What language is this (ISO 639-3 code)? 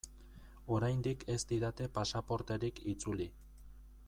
eus